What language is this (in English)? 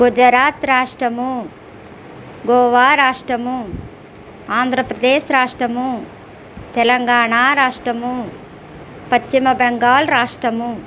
Telugu